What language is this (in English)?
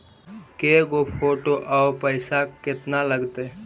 Magahi